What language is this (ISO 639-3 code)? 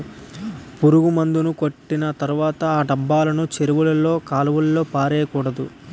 tel